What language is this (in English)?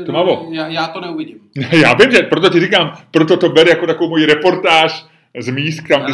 Czech